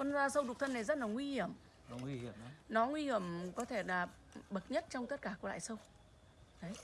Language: Vietnamese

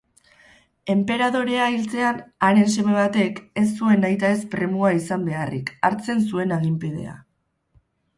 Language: Basque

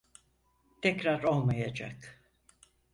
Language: Turkish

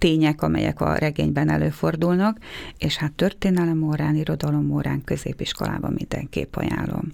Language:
Hungarian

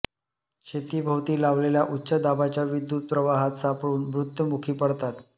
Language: Marathi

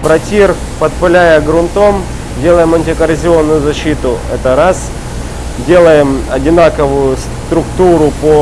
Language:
Russian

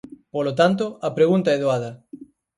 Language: Galician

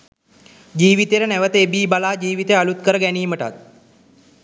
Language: Sinhala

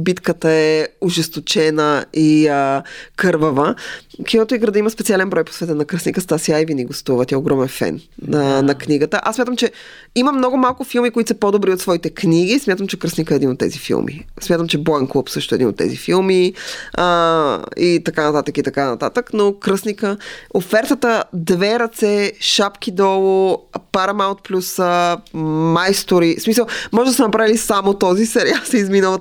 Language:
Bulgarian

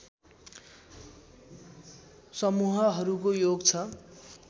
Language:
Nepali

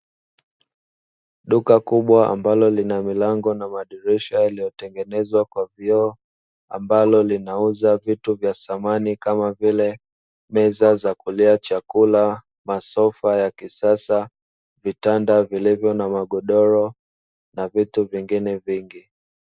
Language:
Swahili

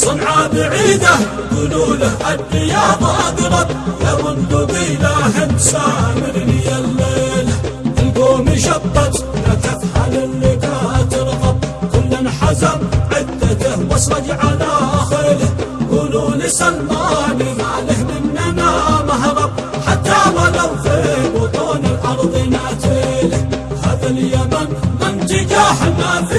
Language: Arabic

